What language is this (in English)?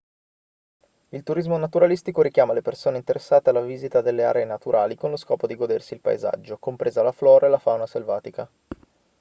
Italian